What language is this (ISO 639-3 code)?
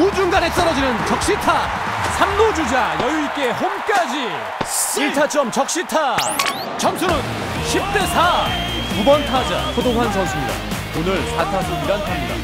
kor